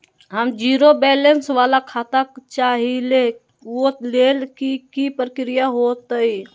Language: Magahi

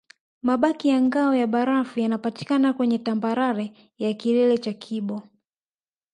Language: Swahili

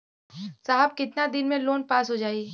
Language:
Bhojpuri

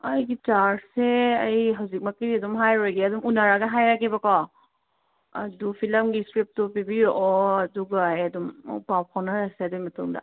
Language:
Manipuri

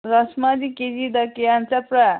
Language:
Manipuri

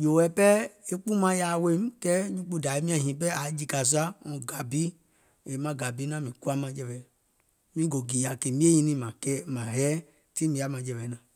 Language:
Gola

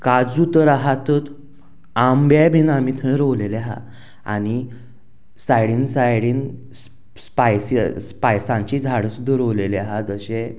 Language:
Konkani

